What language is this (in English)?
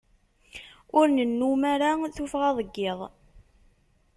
Kabyle